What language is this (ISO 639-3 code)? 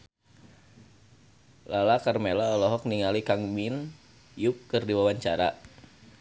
sun